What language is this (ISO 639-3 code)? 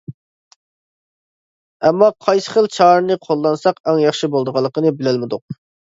uig